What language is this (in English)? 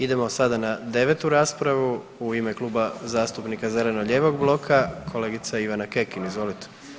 Croatian